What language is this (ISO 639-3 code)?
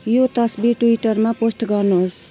nep